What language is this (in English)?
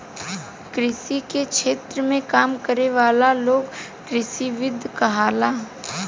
Bhojpuri